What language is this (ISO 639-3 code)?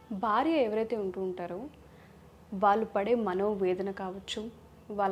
tel